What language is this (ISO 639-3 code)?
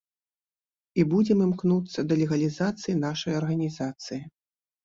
bel